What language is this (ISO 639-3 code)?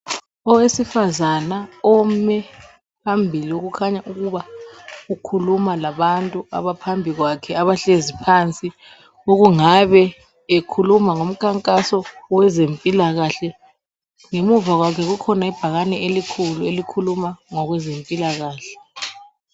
nde